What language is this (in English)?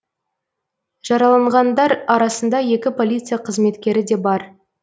Kazakh